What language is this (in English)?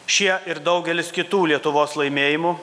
Lithuanian